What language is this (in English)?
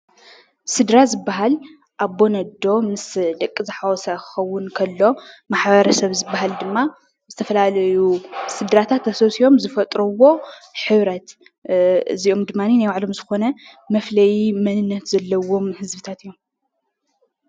Tigrinya